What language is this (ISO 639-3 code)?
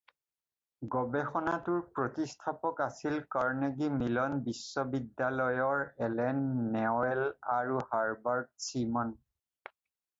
asm